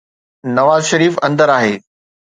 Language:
Sindhi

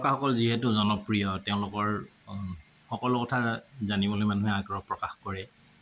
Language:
Assamese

